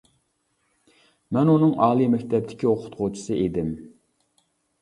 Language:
Uyghur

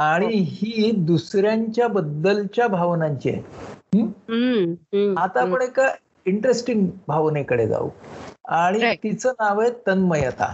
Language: Marathi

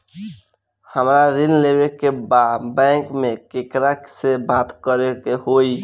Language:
Bhojpuri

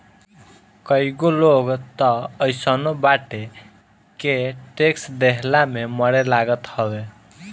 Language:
Bhojpuri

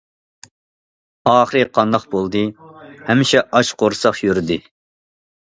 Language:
Uyghur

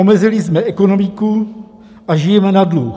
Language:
Czech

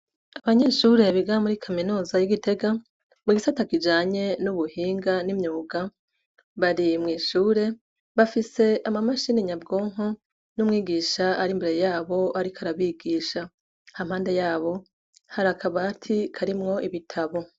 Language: Rundi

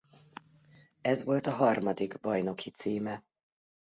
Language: Hungarian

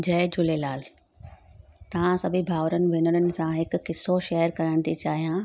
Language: Sindhi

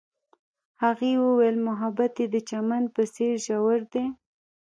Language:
Pashto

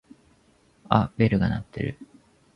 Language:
Japanese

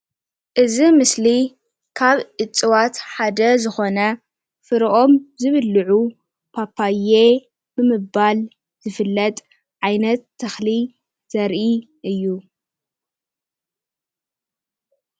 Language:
Tigrinya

